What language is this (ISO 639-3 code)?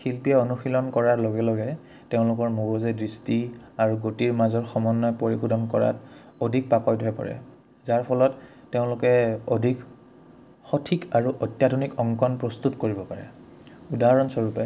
asm